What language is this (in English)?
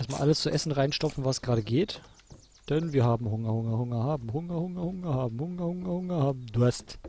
German